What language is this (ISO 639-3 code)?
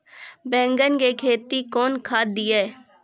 mai